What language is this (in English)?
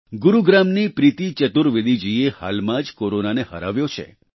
Gujarati